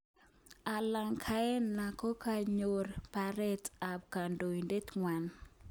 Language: Kalenjin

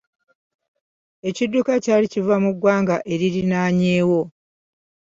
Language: Ganda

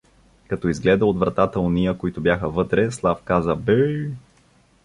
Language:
Bulgarian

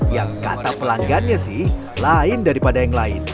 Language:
Indonesian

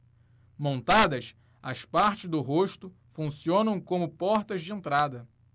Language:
Portuguese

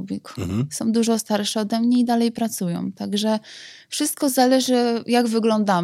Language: Polish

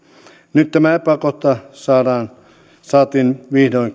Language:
Finnish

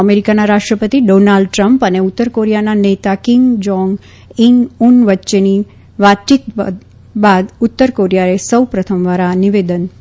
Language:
Gujarati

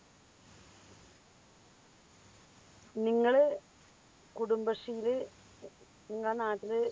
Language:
Malayalam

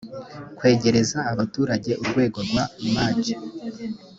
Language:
Kinyarwanda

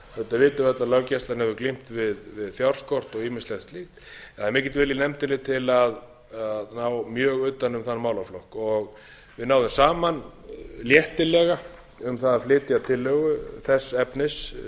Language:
Icelandic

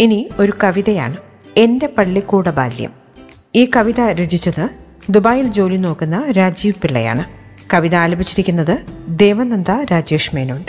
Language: Malayalam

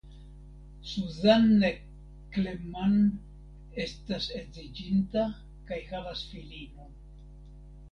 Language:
Esperanto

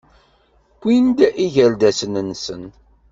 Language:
Kabyle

